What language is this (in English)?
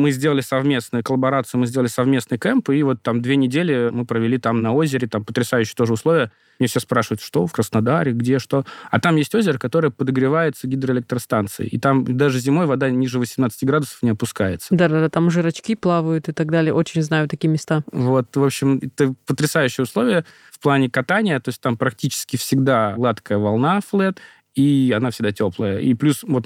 Russian